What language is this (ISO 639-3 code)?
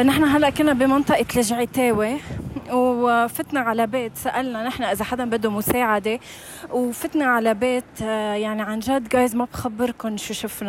ara